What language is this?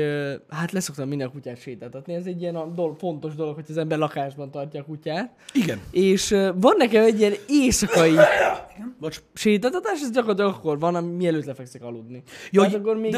Hungarian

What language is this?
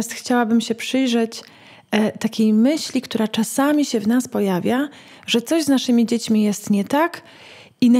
Polish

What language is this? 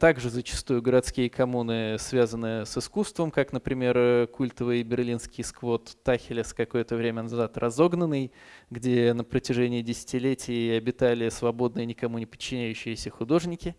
Russian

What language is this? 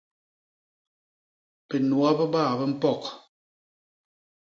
Basaa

